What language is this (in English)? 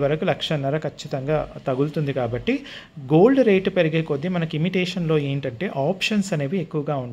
Telugu